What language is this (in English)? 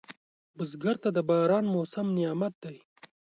Pashto